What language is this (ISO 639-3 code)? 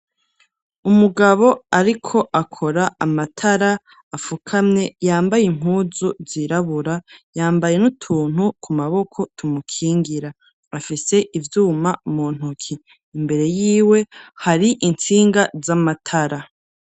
run